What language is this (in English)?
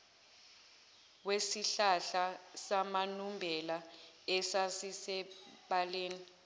Zulu